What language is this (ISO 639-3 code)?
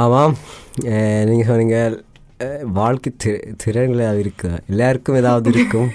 tam